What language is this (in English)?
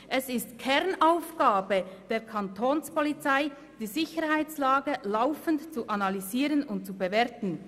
Swiss German